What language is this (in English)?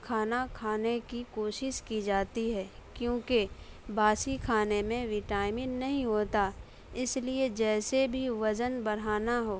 Urdu